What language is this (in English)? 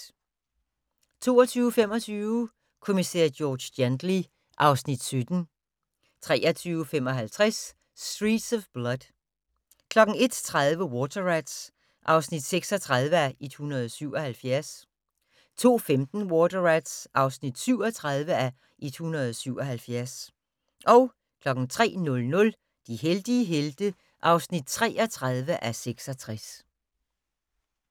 Danish